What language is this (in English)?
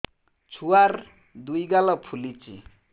Odia